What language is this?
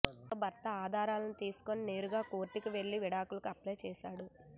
Telugu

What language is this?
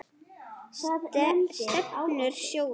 Icelandic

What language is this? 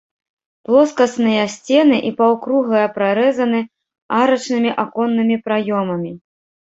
Belarusian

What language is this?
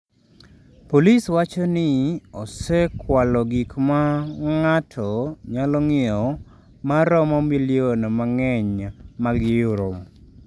Luo (Kenya and Tanzania)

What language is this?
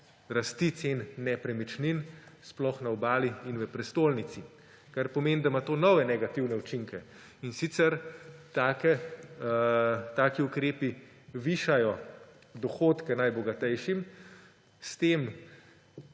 Slovenian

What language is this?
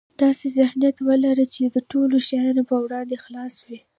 Pashto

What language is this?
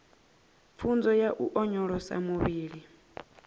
Venda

